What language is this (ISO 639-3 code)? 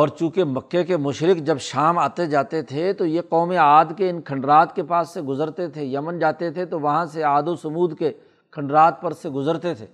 urd